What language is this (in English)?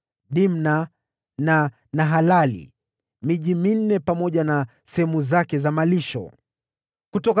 Swahili